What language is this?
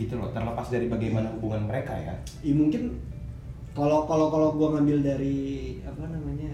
Indonesian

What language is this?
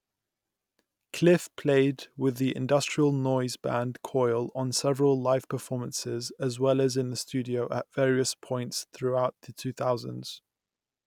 English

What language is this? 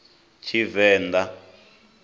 Venda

